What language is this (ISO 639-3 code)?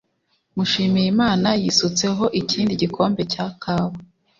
kin